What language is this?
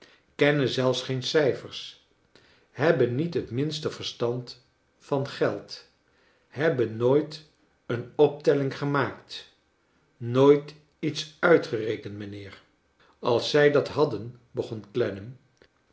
Dutch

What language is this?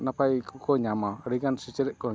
Santali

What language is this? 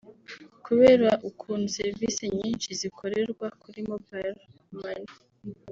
Kinyarwanda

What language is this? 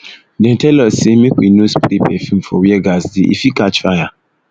Nigerian Pidgin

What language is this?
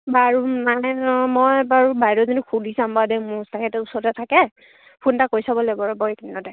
Assamese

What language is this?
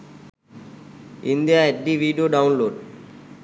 Sinhala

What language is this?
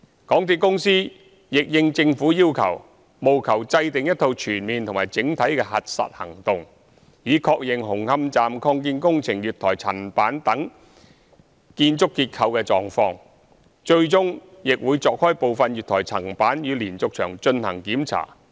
Cantonese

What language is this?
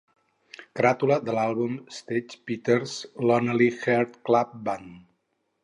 Catalan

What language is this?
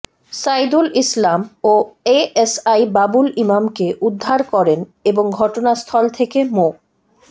Bangla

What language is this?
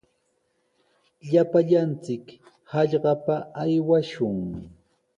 Sihuas Ancash Quechua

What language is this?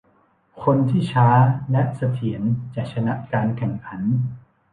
Thai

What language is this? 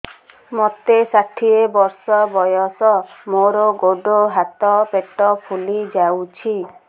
Odia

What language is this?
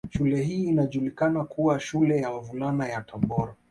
Swahili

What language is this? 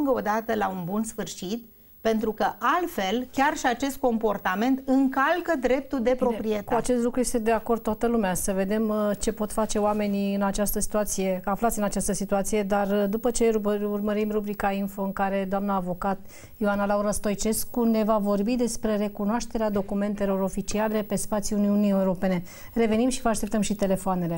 Romanian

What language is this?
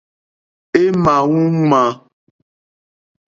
Mokpwe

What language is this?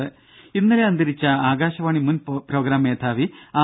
Malayalam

